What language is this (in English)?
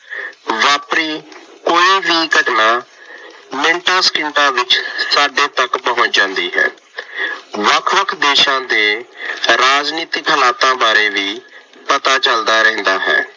Punjabi